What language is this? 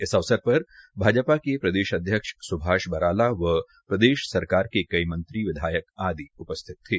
Hindi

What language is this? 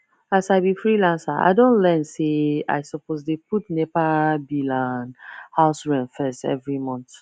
Nigerian Pidgin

